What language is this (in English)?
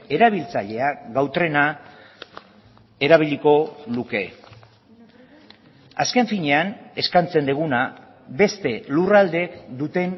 Basque